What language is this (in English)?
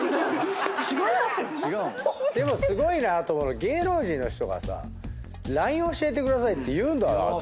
Japanese